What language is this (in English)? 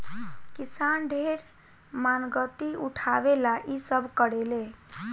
Bhojpuri